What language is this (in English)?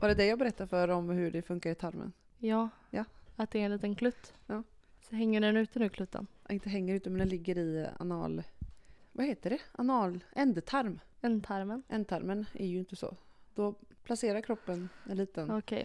Swedish